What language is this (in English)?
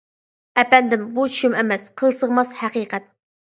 Uyghur